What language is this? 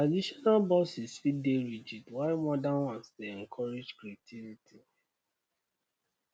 Nigerian Pidgin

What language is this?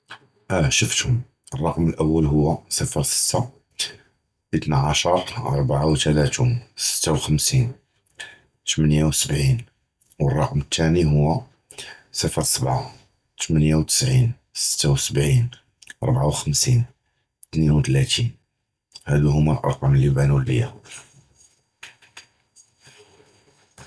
Judeo-Arabic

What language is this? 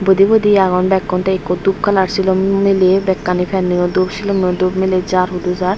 Chakma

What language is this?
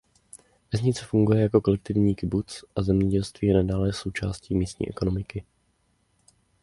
Czech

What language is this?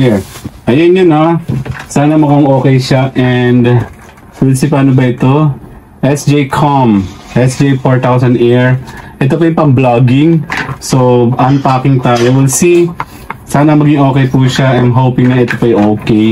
Filipino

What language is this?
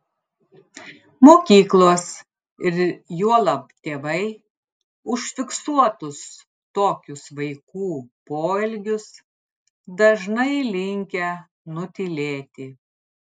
Lithuanian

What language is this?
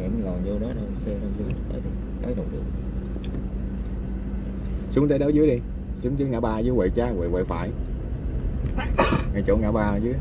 Vietnamese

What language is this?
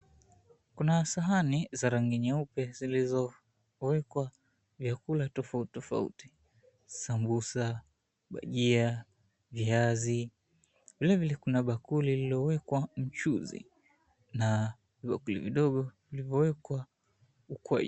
Swahili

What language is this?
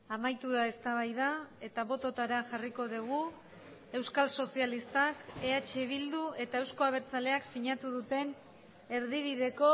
Basque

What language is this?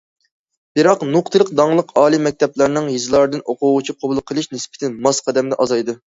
Uyghur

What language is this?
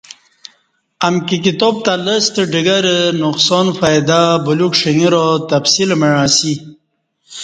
Kati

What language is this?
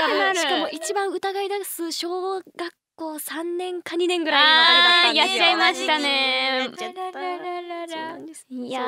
Japanese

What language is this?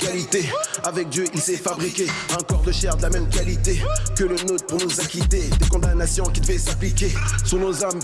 French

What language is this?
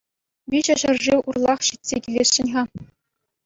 Chuvash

